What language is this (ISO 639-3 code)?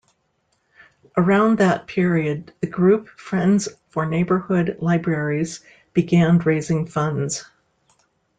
eng